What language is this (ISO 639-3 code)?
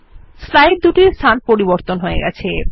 ben